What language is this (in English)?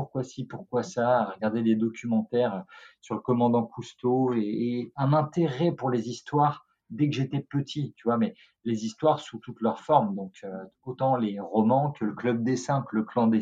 French